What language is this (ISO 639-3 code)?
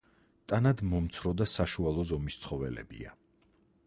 kat